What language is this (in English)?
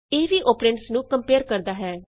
Punjabi